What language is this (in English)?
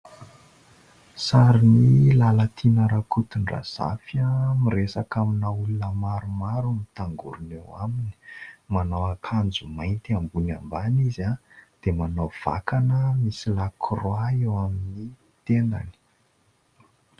Malagasy